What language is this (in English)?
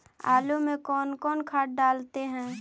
Magahi